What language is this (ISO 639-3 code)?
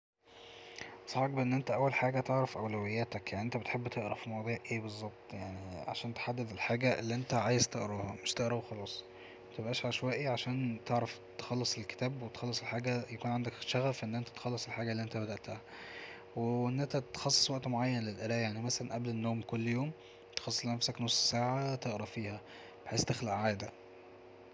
arz